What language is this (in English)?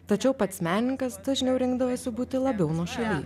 Lithuanian